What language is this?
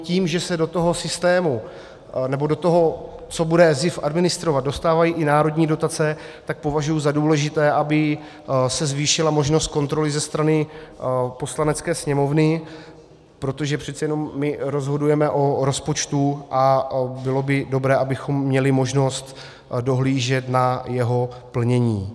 Czech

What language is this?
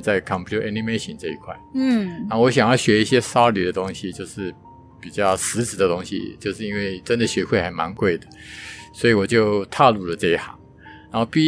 Chinese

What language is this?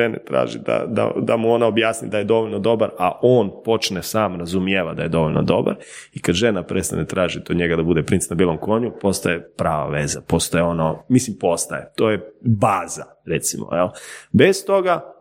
Croatian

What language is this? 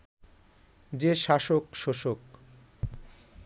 Bangla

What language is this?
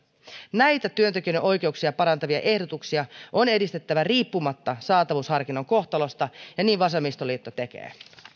Finnish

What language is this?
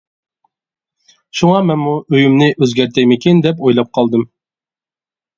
Uyghur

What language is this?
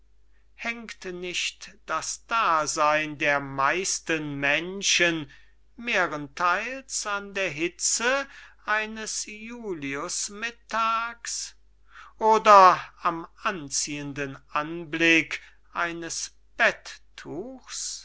German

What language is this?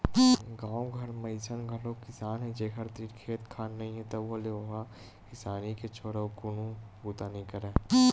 Chhattisgarhi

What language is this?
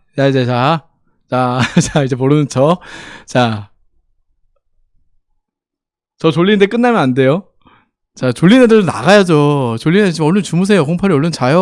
Korean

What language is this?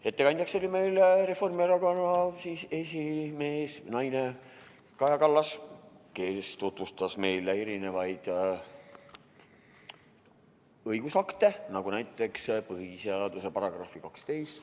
Estonian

